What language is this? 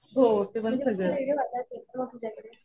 Marathi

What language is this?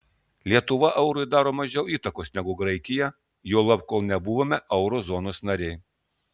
Lithuanian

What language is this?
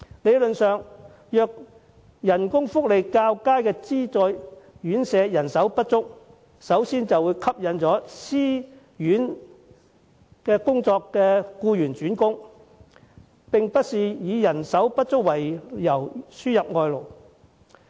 Cantonese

